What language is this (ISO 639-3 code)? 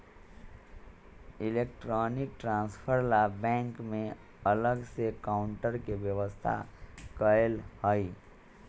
mag